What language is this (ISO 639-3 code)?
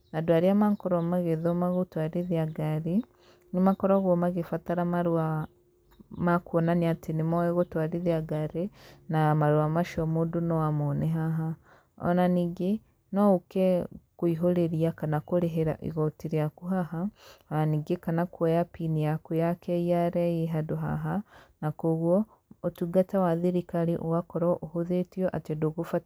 kik